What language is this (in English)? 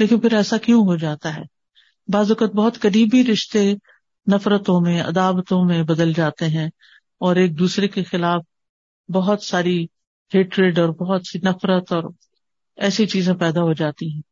Urdu